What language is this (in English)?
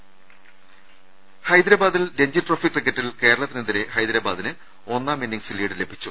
Malayalam